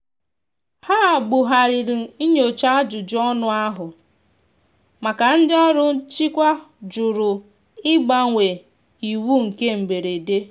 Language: Igbo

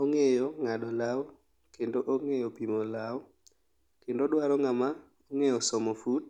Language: Luo (Kenya and Tanzania)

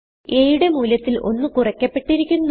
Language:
Malayalam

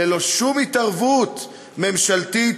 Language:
Hebrew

